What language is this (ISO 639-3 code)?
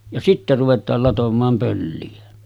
fin